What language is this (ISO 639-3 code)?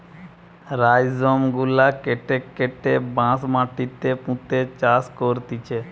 ben